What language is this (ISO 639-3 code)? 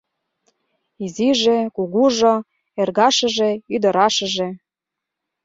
chm